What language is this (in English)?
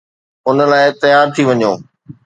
Sindhi